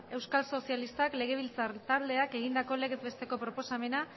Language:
Basque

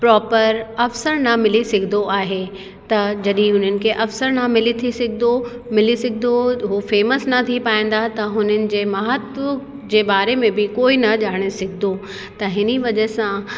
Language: Sindhi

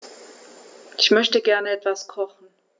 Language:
German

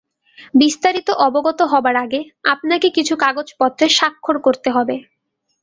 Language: Bangla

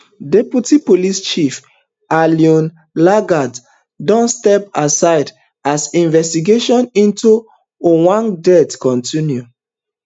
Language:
Nigerian Pidgin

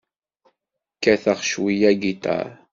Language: Kabyle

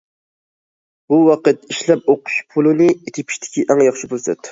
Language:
Uyghur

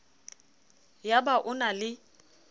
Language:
Southern Sotho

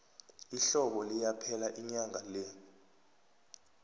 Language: South Ndebele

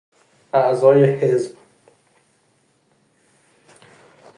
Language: Persian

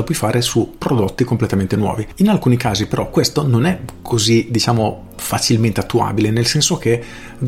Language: Italian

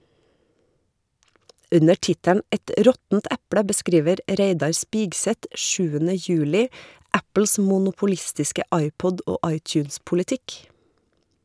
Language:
Norwegian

